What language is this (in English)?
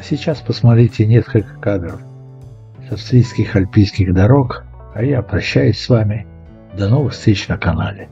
Russian